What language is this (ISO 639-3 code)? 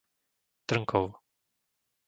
slk